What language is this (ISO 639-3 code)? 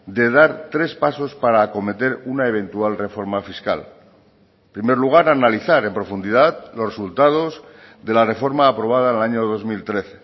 spa